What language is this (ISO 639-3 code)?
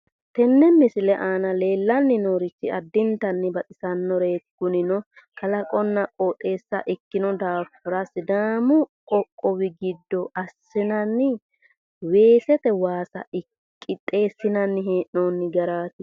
sid